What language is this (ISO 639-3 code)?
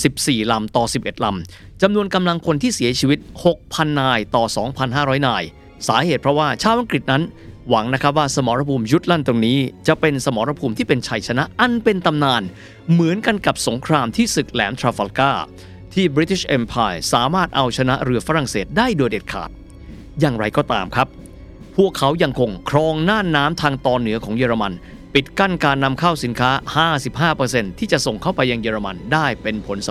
tha